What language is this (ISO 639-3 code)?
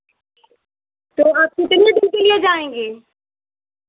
hin